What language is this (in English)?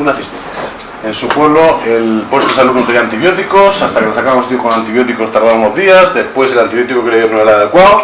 Spanish